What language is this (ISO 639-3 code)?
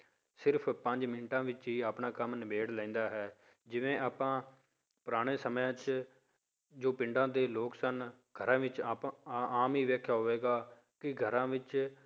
pan